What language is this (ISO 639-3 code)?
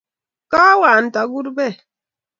kln